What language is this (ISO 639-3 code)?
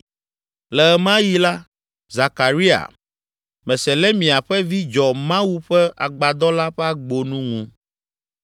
ewe